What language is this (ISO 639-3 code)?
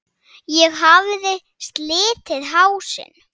isl